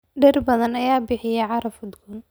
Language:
Somali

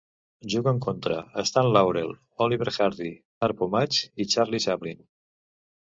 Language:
Catalan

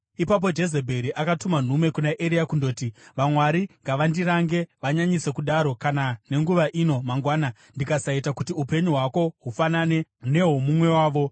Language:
Shona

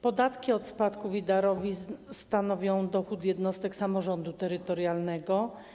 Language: Polish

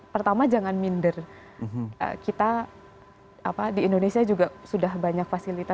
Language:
Indonesian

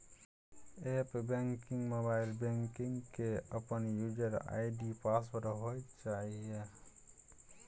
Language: Maithili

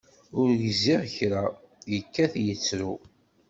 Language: Kabyle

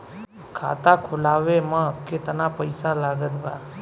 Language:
Bhojpuri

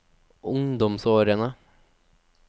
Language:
Norwegian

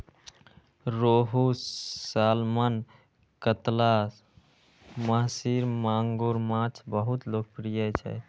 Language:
Maithili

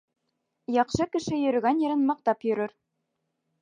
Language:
Bashkir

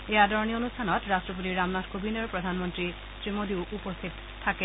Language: Assamese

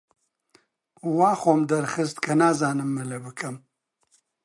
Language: Central Kurdish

